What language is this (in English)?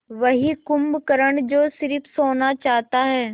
Hindi